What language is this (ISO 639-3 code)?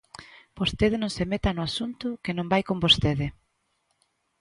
glg